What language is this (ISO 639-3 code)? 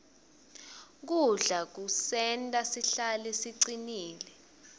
ssw